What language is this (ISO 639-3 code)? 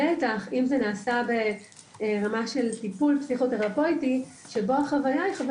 heb